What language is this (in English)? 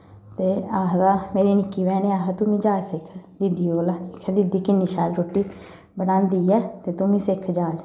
Dogri